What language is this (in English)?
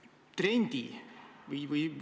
Estonian